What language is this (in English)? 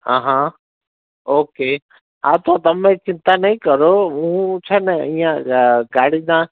Gujarati